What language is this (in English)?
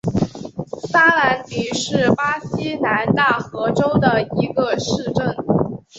Chinese